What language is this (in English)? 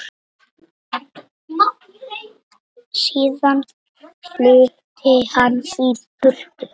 Icelandic